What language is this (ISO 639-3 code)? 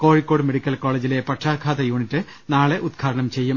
mal